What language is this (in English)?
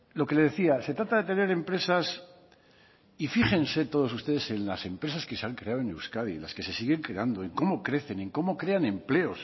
Spanish